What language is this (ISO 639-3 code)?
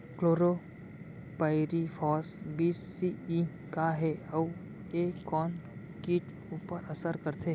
hne